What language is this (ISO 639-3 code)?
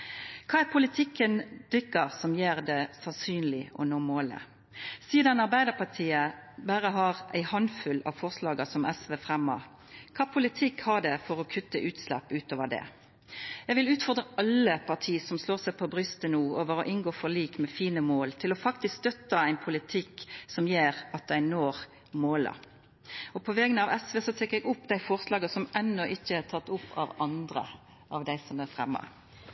nor